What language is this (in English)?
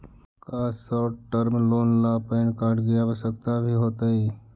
Magahi